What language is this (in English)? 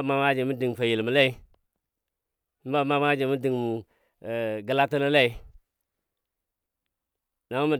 Dadiya